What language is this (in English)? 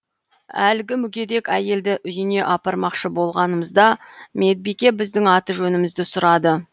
Kazakh